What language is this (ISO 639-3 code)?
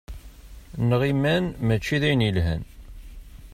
kab